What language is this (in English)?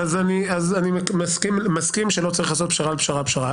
Hebrew